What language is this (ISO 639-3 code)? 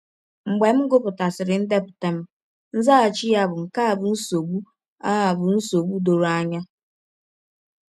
ibo